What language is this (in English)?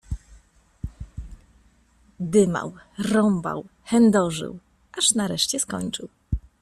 Polish